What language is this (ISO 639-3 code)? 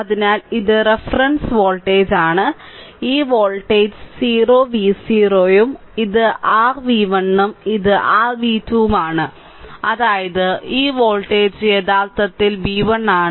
mal